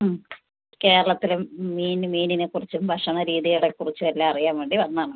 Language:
Malayalam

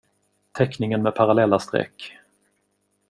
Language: Swedish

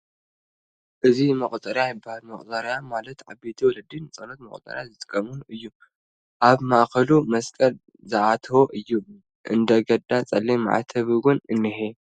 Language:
Tigrinya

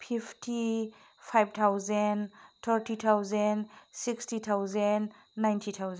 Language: Bodo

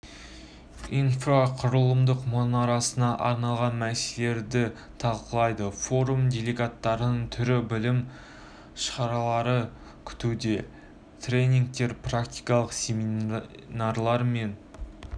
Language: Kazakh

